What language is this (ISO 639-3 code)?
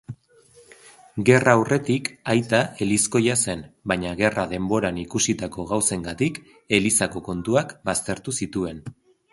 eus